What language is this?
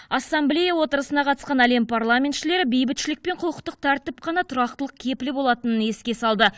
Kazakh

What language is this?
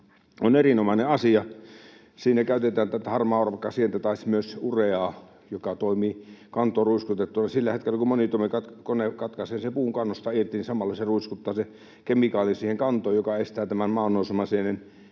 Finnish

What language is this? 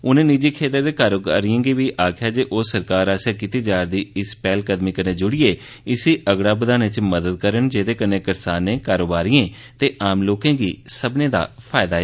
Dogri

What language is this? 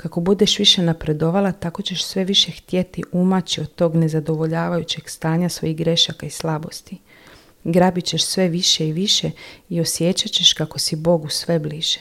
Croatian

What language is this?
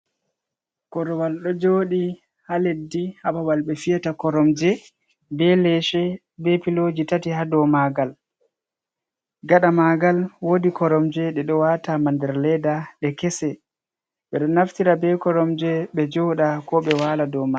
Fula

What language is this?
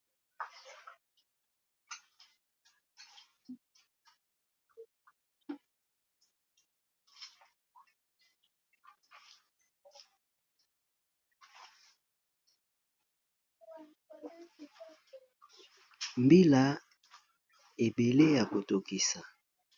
Lingala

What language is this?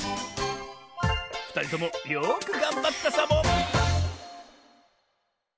Japanese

